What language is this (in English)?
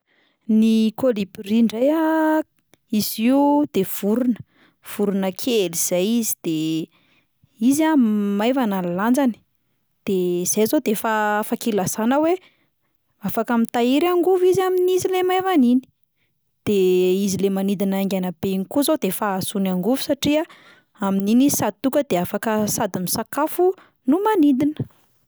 Malagasy